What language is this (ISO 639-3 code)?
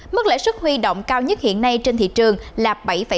vie